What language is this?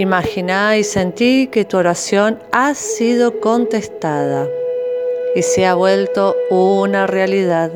Spanish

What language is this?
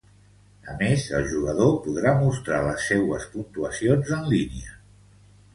Catalan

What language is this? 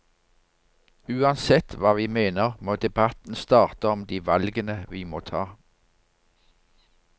Norwegian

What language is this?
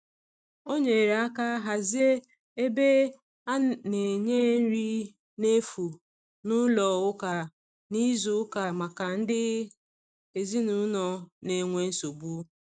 Igbo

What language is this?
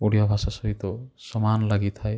Odia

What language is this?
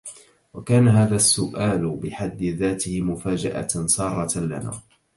Arabic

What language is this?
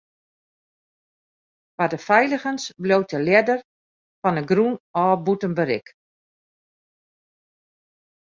Western Frisian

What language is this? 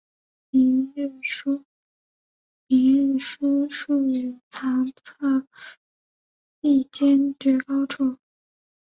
Chinese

